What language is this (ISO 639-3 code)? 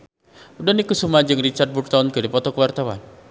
sun